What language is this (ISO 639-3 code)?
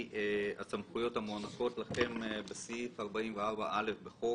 heb